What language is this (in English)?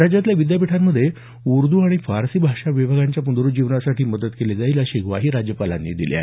Marathi